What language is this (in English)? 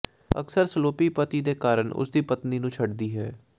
Punjabi